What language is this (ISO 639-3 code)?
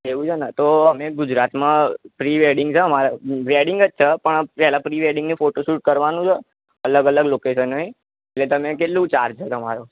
guj